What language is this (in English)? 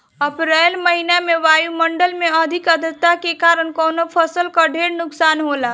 Bhojpuri